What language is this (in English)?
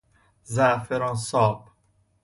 Persian